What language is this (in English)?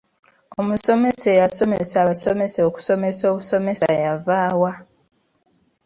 Ganda